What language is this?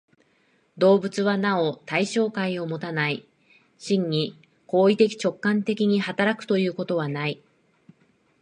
Japanese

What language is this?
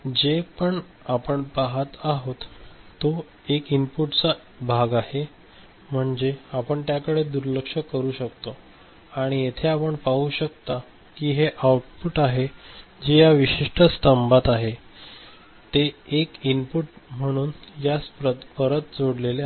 Marathi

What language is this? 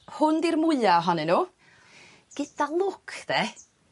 Welsh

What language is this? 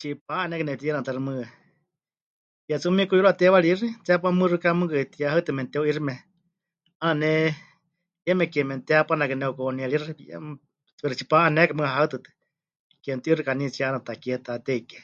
Huichol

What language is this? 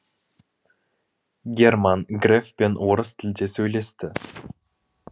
Kazakh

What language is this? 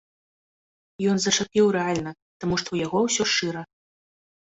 Belarusian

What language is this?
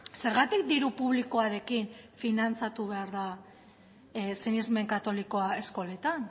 Basque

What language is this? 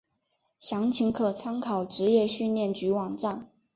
Chinese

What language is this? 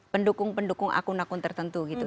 Indonesian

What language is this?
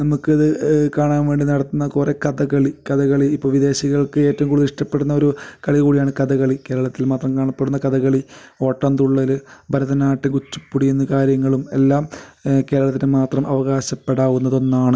Malayalam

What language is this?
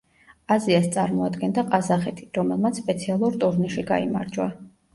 Georgian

